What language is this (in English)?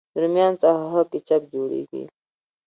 Pashto